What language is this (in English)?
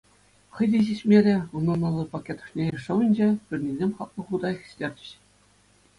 Chuvash